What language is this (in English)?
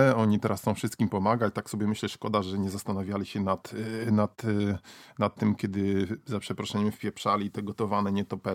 Polish